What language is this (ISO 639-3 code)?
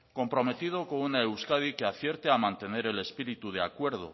spa